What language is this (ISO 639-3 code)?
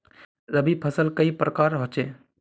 mag